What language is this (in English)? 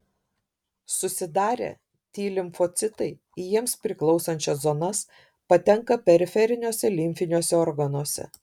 Lithuanian